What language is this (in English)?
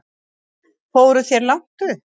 Icelandic